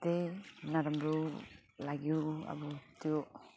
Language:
Nepali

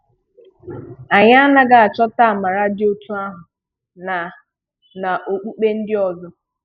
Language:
Igbo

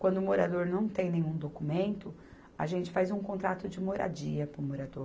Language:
Portuguese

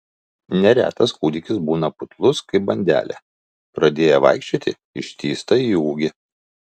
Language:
Lithuanian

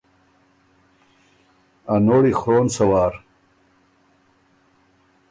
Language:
Ormuri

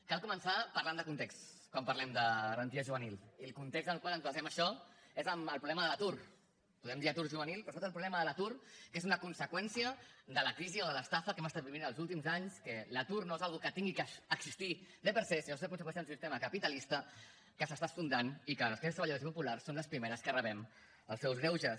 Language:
Catalan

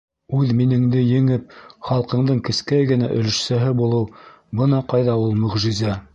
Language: Bashkir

